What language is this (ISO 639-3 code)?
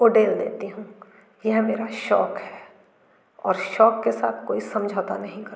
hin